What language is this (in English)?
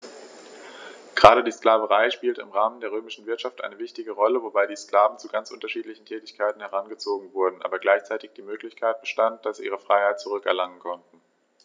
German